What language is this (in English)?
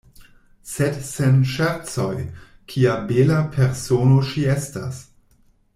Esperanto